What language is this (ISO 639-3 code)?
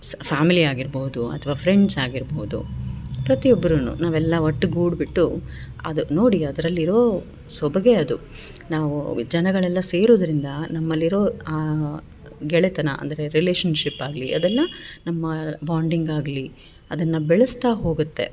kan